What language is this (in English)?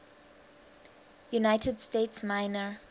English